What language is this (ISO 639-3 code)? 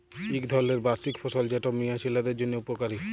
ben